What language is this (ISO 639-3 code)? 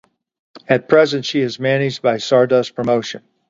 eng